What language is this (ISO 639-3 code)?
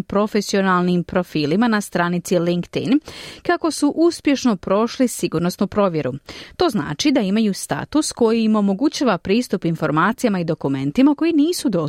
hrv